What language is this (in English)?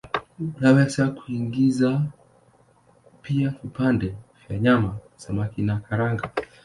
Swahili